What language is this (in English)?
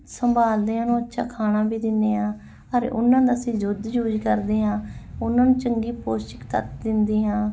Punjabi